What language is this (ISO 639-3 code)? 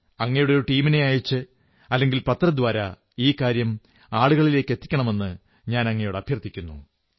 mal